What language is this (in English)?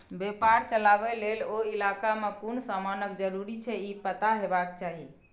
Maithili